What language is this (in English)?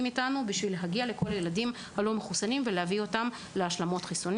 Hebrew